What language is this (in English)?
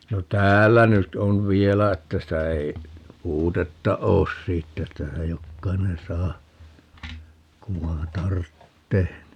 Finnish